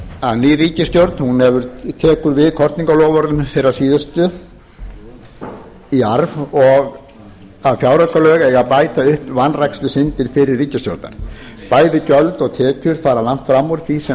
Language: Icelandic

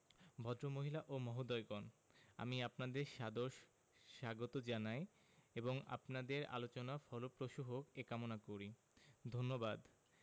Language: Bangla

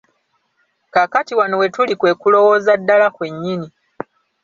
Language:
Ganda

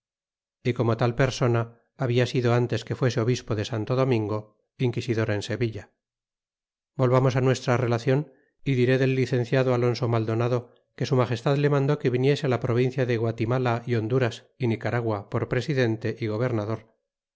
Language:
Spanish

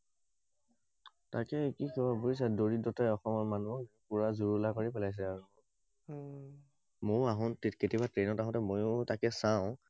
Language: Assamese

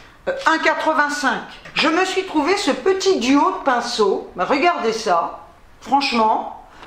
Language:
French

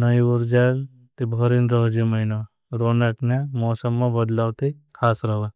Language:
Bhili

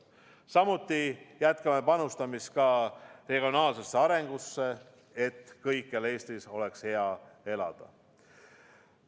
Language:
Estonian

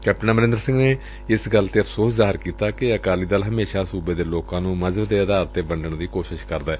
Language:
Punjabi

